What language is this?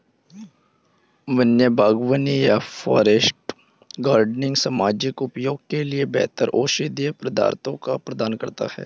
Hindi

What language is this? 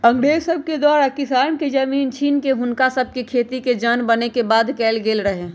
Magahi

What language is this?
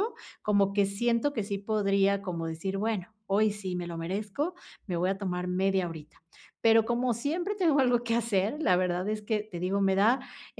Spanish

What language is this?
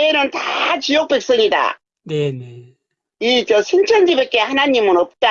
Korean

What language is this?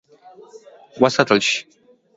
Pashto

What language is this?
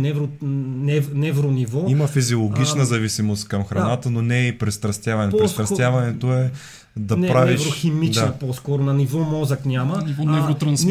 Bulgarian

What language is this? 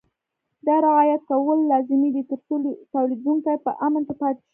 Pashto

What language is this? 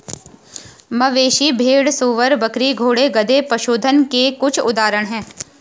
Hindi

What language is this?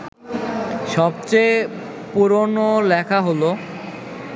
Bangla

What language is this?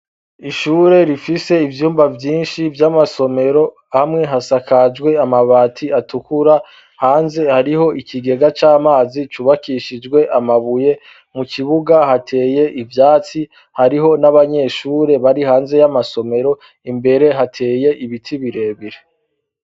Rundi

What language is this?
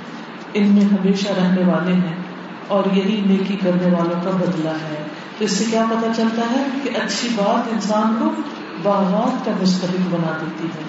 Urdu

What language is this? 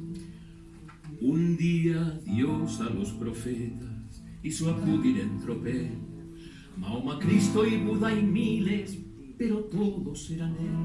Spanish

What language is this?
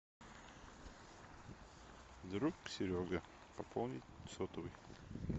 Russian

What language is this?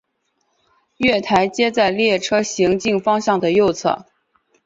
Chinese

